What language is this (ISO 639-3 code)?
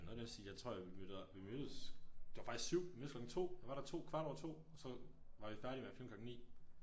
dan